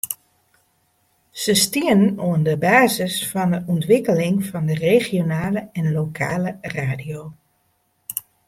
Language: Western Frisian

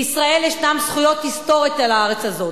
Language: Hebrew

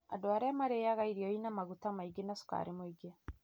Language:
Kikuyu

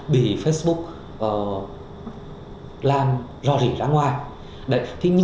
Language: Vietnamese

